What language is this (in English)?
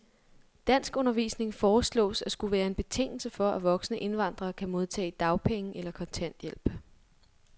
Danish